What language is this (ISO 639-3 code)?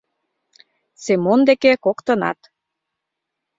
chm